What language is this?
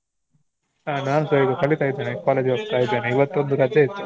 Kannada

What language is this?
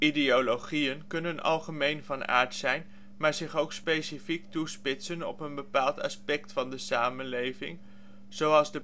Dutch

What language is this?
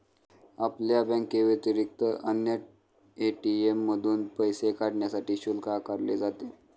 Marathi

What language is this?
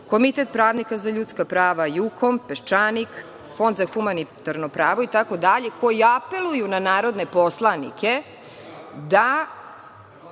Serbian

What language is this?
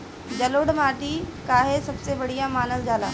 Bhojpuri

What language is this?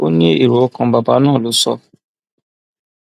Yoruba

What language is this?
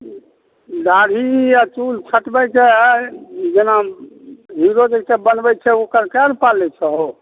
Maithili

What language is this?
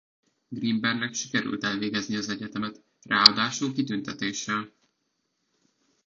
Hungarian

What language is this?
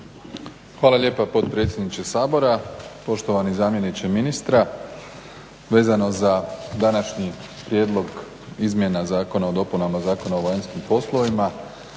Croatian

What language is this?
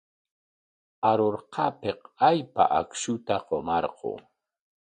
Corongo Ancash Quechua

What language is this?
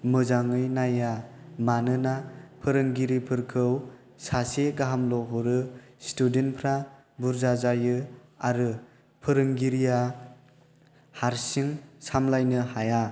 Bodo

